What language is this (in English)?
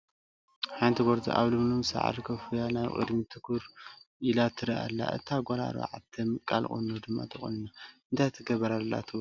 Tigrinya